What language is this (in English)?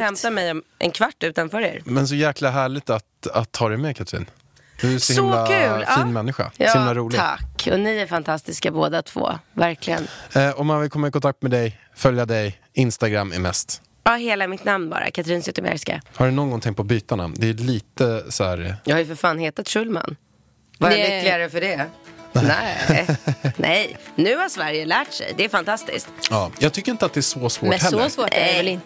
Swedish